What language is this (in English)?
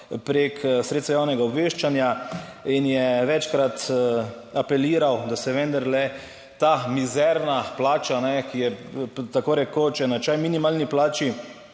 Slovenian